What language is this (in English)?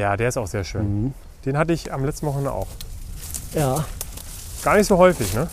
German